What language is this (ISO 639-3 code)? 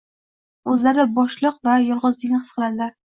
uzb